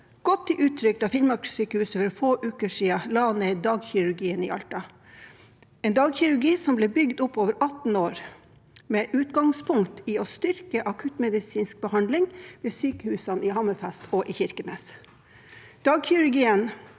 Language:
Norwegian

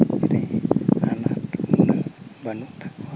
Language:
Santali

